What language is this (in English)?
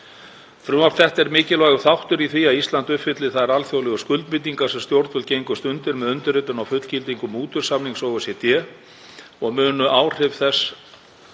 Icelandic